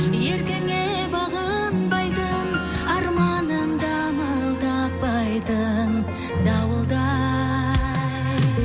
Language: Kazakh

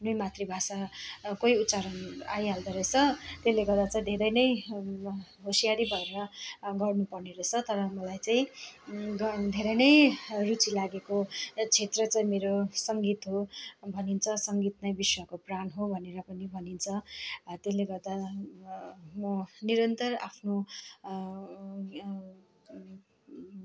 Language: Nepali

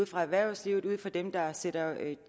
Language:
Danish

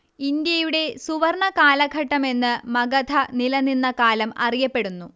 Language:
Malayalam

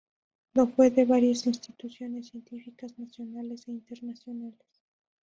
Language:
Spanish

